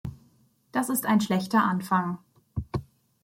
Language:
German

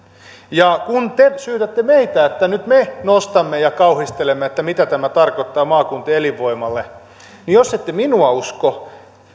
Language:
Finnish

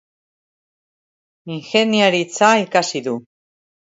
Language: Basque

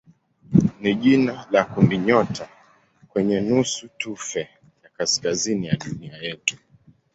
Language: Swahili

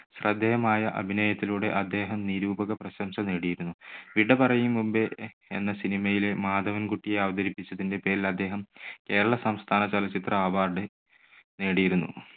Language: Malayalam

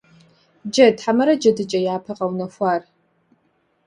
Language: Kabardian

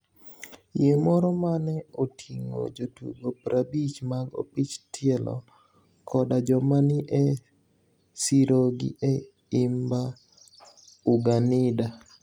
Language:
Luo (Kenya and Tanzania)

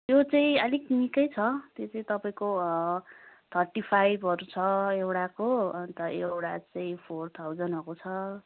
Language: Nepali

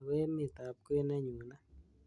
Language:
Kalenjin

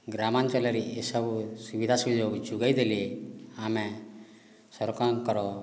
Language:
Odia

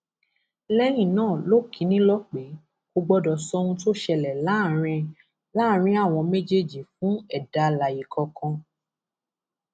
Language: Yoruba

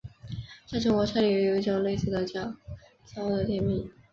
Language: Chinese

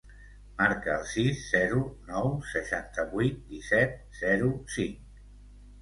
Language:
Catalan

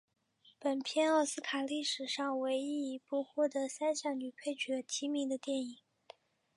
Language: Chinese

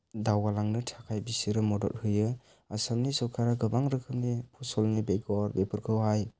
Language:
Bodo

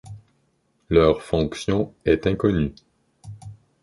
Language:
French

